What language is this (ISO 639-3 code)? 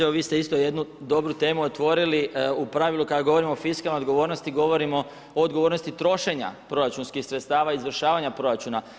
hrv